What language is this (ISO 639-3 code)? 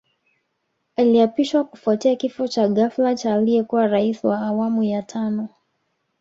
swa